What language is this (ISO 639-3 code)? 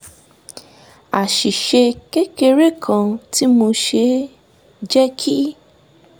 yor